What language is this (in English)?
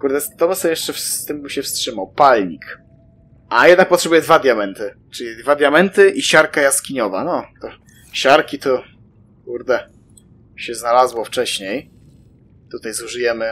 Polish